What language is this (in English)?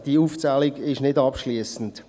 Swiss German